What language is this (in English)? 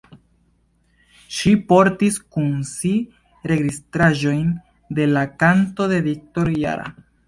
Esperanto